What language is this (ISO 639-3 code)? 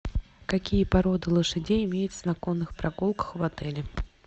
rus